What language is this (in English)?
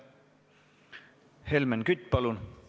Estonian